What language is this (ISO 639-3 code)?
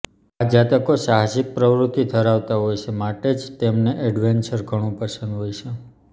guj